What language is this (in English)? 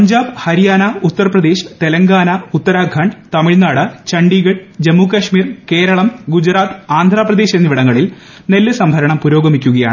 Malayalam